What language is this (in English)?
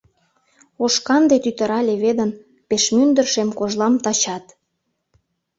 Mari